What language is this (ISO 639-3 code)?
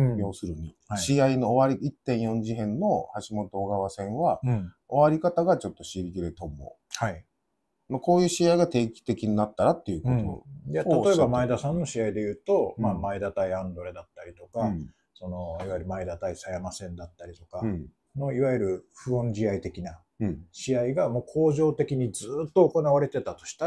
jpn